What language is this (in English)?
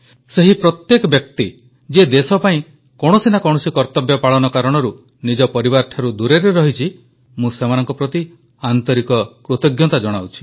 Odia